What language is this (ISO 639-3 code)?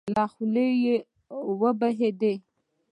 pus